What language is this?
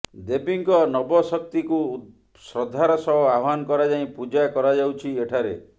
Odia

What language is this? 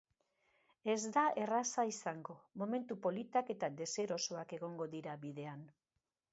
Basque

